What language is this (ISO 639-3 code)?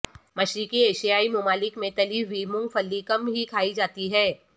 urd